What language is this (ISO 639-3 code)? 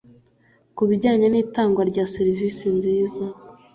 kin